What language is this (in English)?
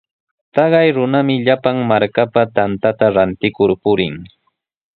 Sihuas Ancash Quechua